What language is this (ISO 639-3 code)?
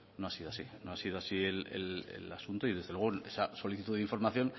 spa